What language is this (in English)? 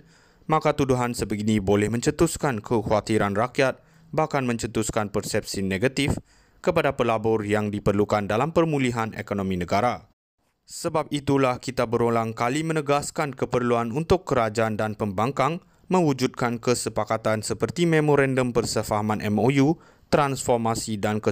Malay